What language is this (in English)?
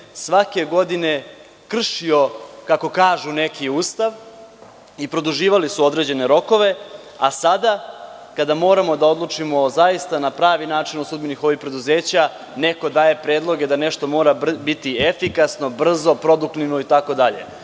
Serbian